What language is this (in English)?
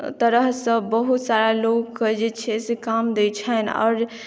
Maithili